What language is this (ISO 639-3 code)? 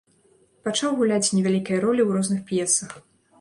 bel